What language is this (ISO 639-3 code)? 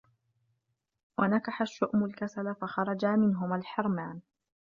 ara